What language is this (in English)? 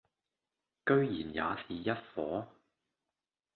Cantonese